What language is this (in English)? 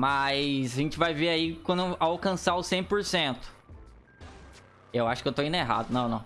Portuguese